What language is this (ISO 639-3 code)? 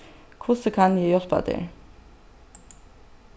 fao